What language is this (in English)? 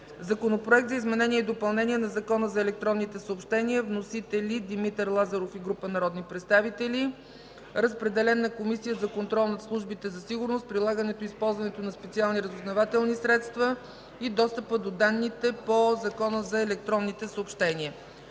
Bulgarian